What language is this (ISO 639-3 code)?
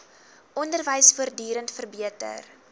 afr